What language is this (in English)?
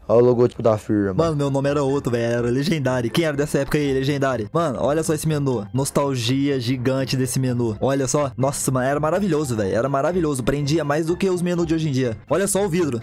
Portuguese